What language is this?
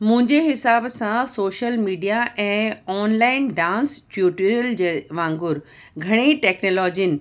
Sindhi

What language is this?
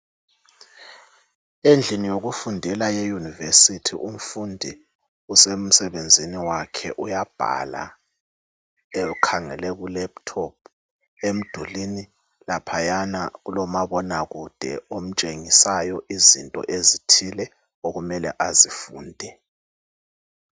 North Ndebele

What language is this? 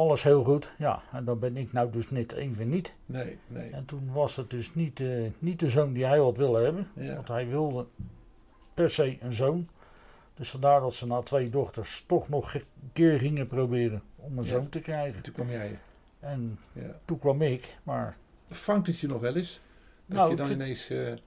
Dutch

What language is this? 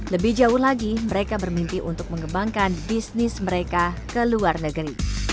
Indonesian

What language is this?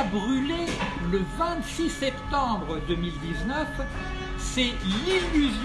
French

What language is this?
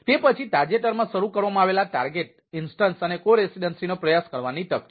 Gujarati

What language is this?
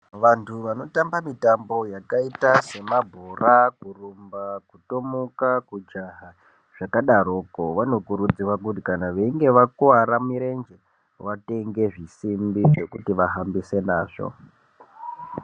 Ndau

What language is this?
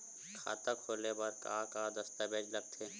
Chhattisgarhi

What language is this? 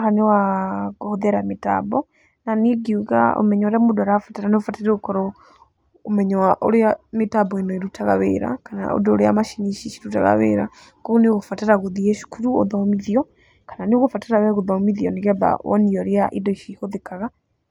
Kikuyu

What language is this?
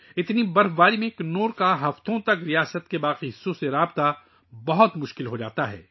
Urdu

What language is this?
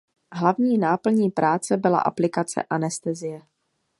Czech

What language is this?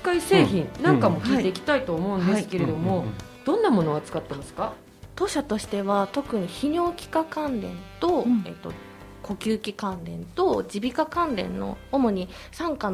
Japanese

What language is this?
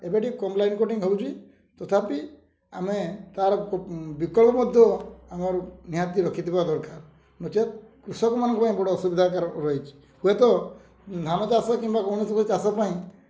Odia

